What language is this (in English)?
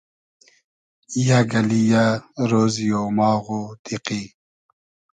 Hazaragi